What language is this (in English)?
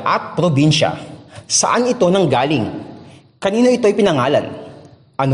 Filipino